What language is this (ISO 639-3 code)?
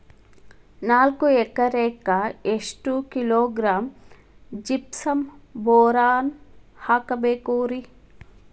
kan